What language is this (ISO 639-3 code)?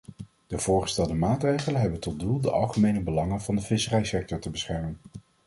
nld